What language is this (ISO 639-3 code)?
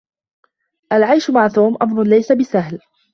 ara